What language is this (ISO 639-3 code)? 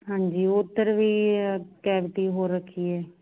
pan